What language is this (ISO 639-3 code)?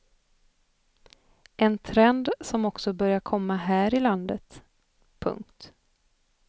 swe